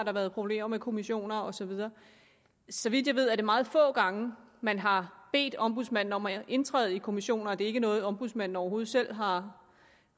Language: Danish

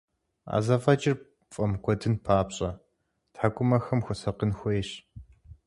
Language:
Kabardian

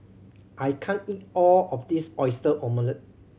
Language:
English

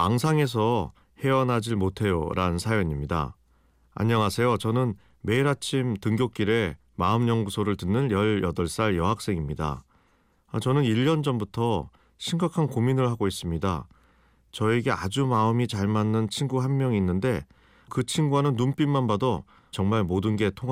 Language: Korean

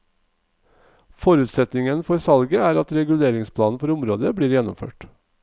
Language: Norwegian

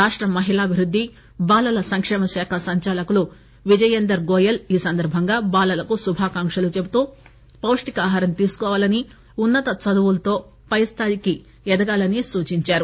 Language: Telugu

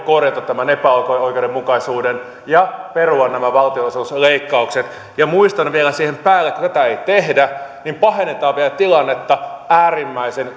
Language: Finnish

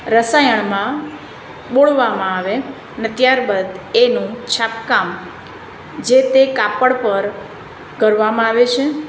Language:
Gujarati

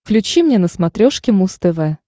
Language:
Russian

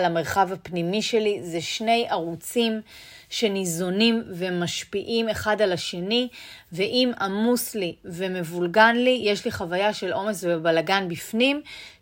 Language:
Hebrew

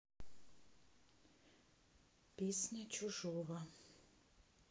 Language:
Russian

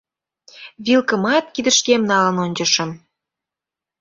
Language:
Mari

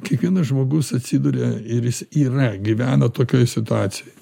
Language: Lithuanian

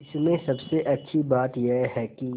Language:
Hindi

